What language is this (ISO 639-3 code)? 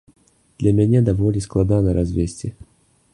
bel